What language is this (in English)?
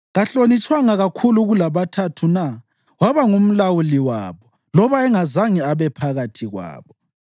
North Ndebele